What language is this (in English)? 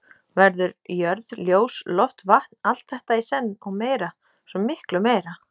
Icelandic